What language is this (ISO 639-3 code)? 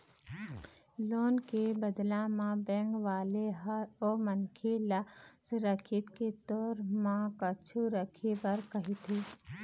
hne